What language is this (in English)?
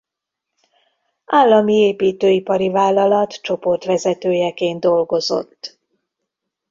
Hungarian